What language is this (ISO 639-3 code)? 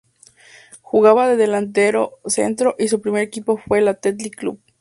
spa